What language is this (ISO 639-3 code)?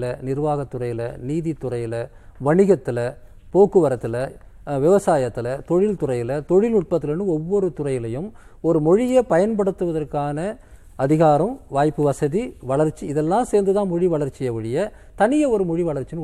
tam